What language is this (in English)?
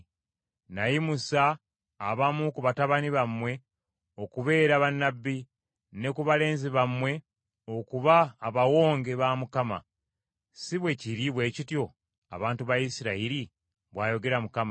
Ganda